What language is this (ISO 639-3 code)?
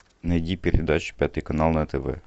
rus